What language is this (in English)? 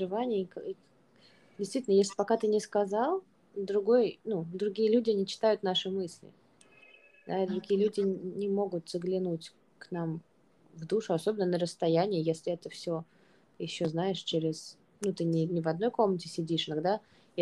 Russian